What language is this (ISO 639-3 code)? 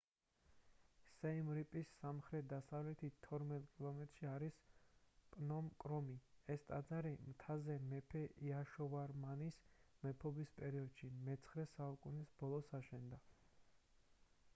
kat